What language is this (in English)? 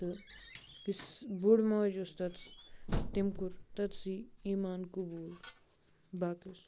Kashmiri